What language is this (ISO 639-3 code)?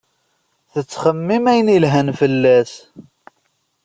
kab